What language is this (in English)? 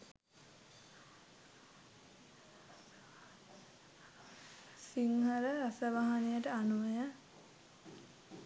Sinhala